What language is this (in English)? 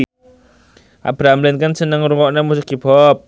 Javanese